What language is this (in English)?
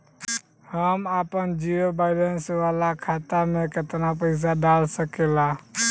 Bhojpuri